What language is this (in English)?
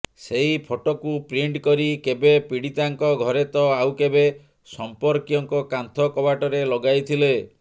Odia